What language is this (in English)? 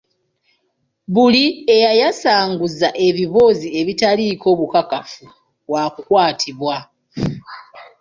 Ganda